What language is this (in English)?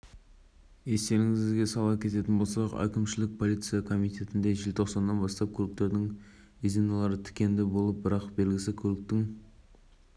Kazakh